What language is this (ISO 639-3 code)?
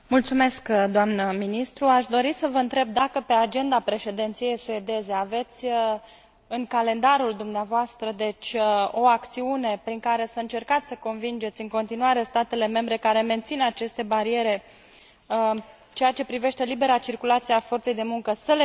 ron